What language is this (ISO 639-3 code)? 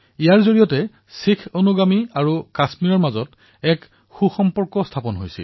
asm